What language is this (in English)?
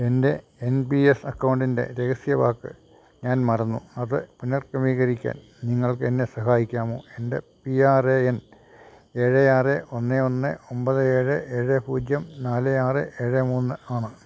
Malayalam